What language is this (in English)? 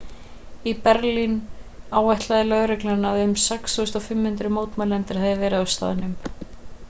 Icelandic